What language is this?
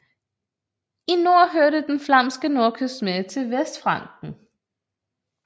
Danish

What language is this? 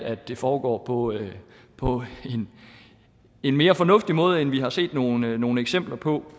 Danish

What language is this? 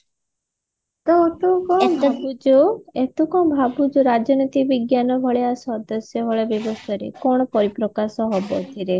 Odia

